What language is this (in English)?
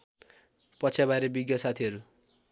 Nepali